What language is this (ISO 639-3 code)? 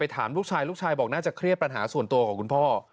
tha